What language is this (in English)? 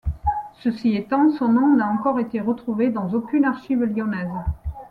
French